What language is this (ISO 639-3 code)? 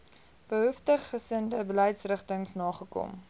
afr